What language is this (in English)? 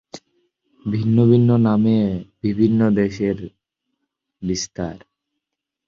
Bangla